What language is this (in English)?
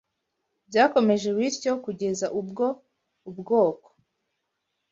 Kinyarwanda